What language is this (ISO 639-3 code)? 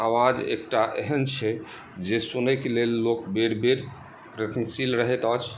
mai